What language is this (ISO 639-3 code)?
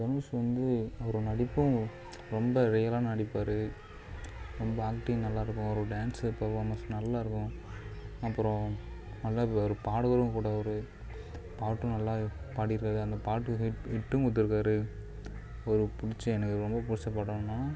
tam